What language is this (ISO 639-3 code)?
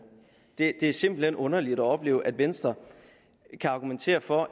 dan